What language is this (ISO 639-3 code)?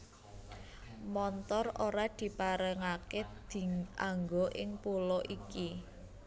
jav